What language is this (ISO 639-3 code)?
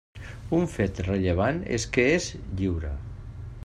cat